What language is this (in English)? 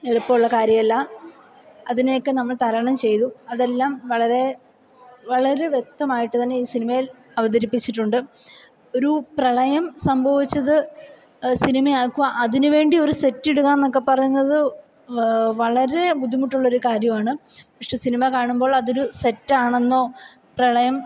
Malayalam